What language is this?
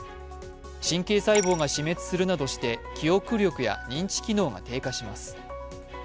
Japanese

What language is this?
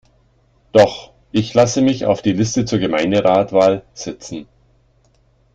German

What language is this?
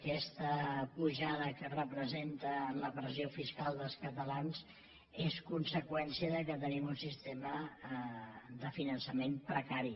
Catalan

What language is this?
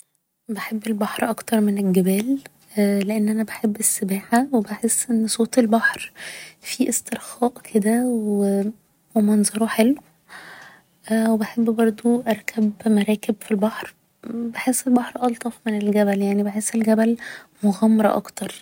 Egyptian Arabic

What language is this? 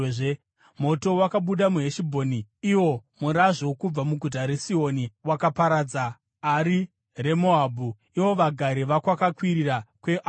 Shona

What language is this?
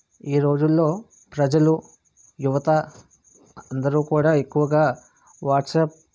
Telugu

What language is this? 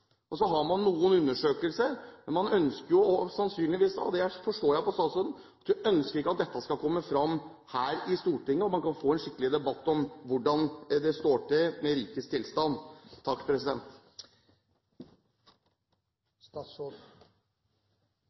Norwegian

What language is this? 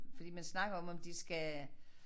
Danish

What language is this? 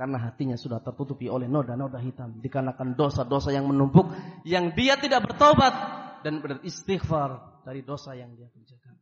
Indonesian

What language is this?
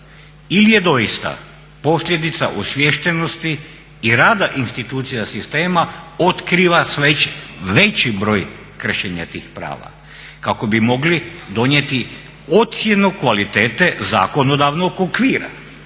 Croatian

